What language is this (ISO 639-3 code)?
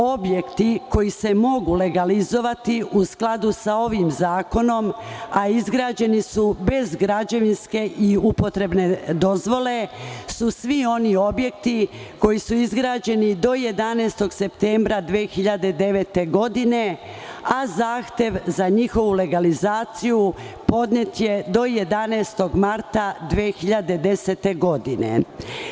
srp